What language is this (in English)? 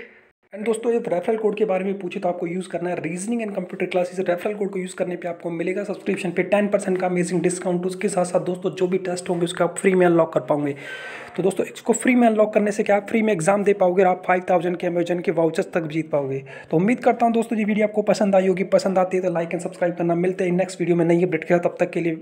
Hindi